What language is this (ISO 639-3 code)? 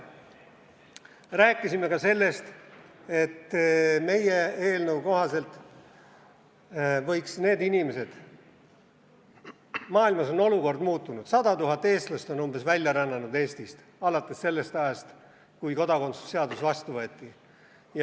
est